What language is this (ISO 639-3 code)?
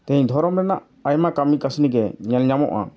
sat